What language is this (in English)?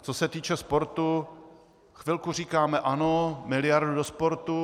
Czech